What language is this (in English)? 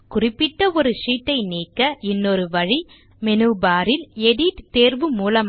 Tamil